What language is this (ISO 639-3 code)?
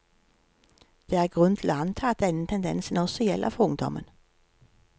nor